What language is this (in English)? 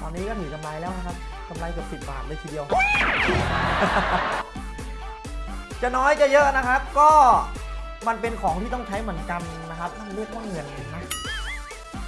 Thai